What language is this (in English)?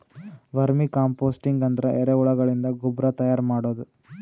Kannada